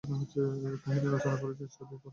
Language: Bangla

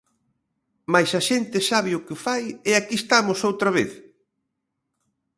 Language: Galician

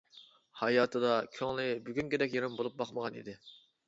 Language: Uyghur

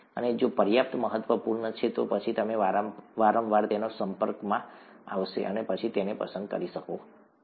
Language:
Gujarati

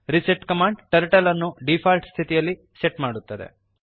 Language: Kannada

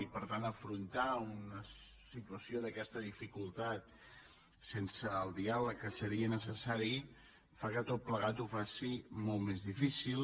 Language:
Catalan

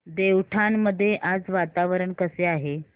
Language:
Marathi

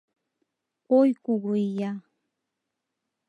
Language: Mari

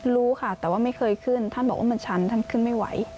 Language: Thai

